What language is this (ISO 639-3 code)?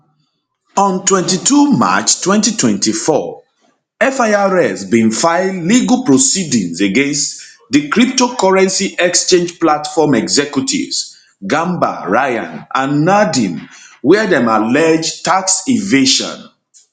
pcm